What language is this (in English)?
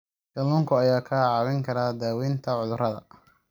Somali